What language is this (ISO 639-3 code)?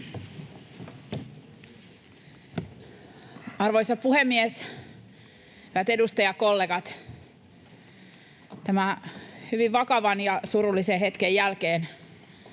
fin